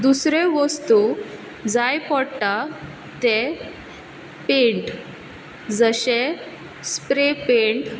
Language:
Konkani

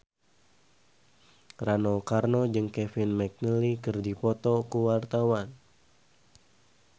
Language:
Sundanese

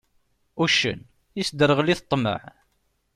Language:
Kabyle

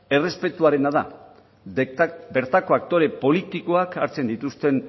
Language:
Basque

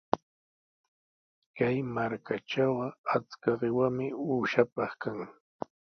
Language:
Sihuas Ancash Quechua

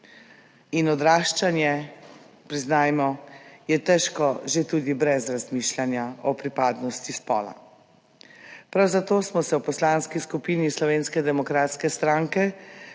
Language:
Slovenian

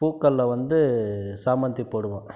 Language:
Tamil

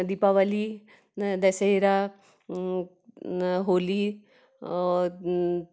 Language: Hindi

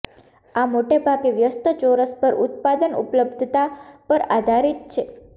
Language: Gujarati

